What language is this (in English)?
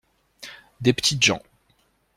French